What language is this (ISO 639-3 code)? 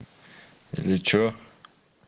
rus